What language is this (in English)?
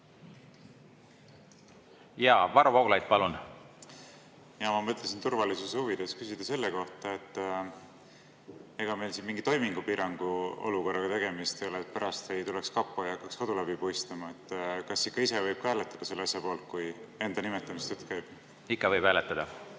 Estonian